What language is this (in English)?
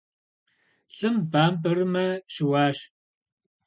Kabardian